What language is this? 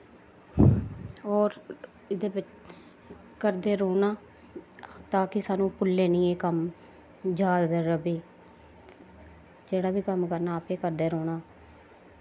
Dogri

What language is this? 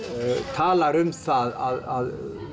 Icelandic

